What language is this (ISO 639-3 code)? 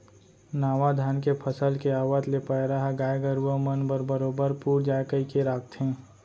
hne